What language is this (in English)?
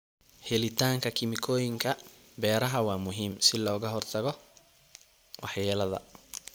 Somali